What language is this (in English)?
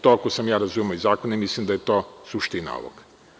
Serbian